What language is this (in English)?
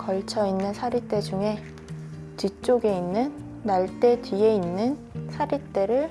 Korean